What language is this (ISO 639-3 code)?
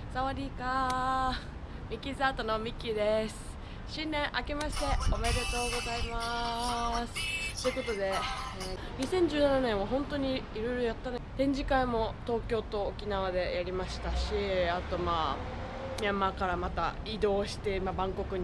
jpn